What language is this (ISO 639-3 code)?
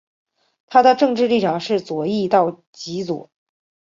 zho